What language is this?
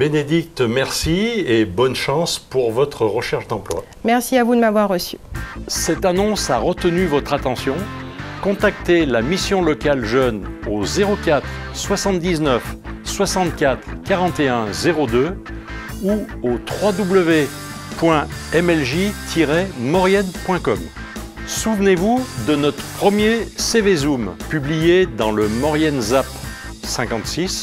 French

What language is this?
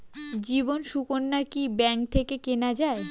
Bangla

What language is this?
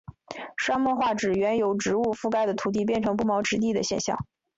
Chinese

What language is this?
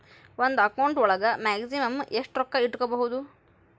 Kannada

